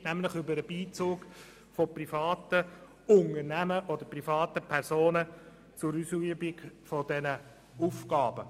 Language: Swiss German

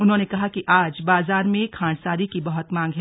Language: Hindi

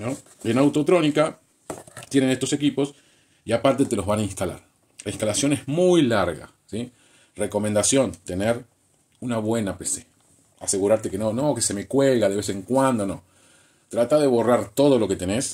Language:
Spanish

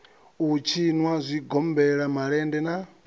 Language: Venda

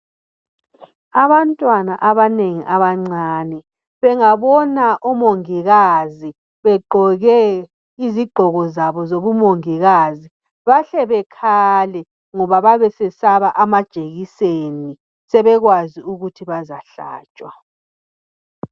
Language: North Ndebele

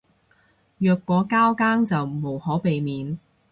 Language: Cantonese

